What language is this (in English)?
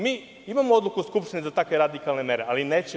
Serbian